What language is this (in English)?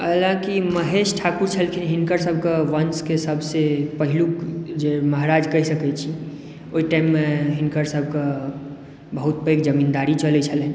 Maithili